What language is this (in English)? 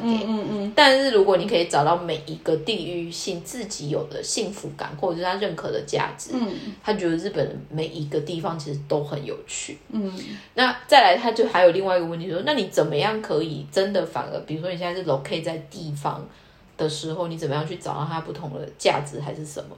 Chinese